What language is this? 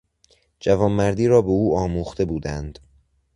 Persian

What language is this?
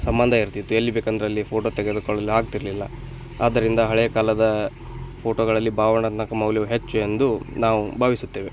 Kannada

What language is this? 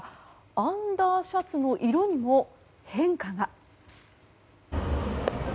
Japanese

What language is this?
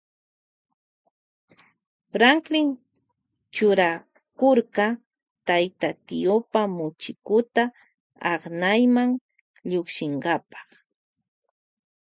Loja Highland Quichua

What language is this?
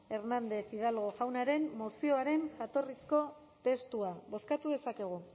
Basque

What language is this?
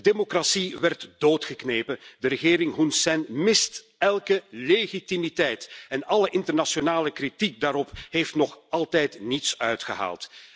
Dutch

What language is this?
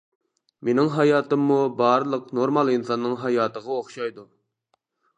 Uyghur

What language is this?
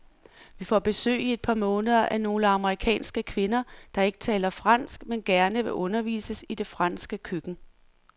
Danish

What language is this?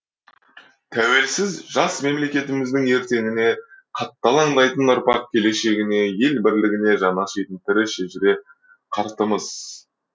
Kazakh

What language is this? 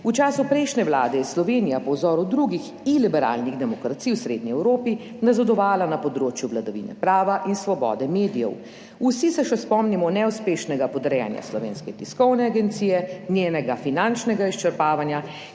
Slovenian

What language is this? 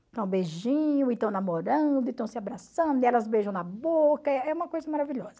Portuguese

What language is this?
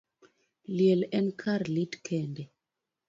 Luo (Kenya and Tanzania)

